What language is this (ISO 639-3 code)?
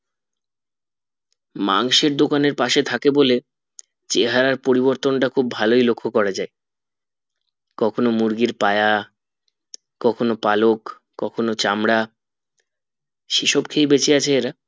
ben